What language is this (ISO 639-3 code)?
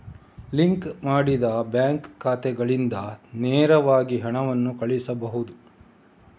kan